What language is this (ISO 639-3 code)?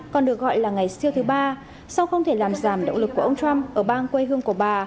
vie